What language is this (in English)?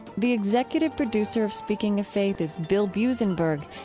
English